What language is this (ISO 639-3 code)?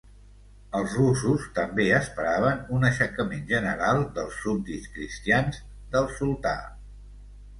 cat